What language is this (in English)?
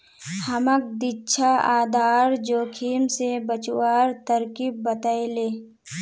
Magahi